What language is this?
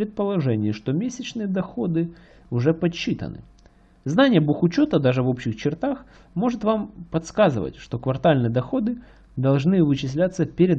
Russian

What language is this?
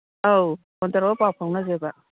Manipuri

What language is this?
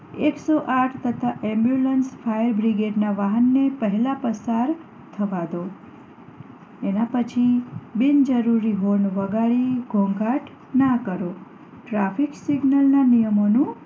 Gujarati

